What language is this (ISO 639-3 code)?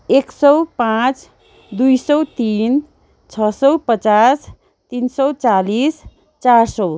nep